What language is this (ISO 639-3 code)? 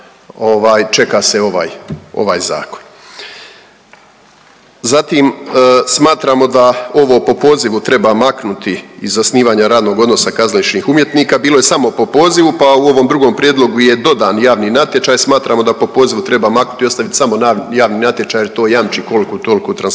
hrv